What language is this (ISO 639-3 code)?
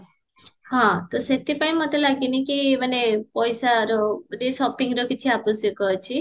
ori